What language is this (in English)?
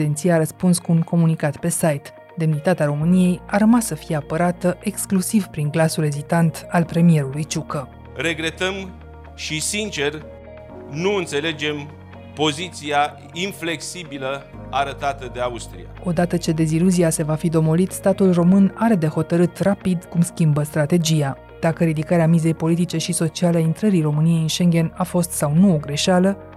Romanian